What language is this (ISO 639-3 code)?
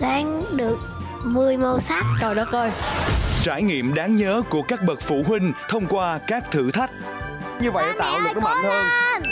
vie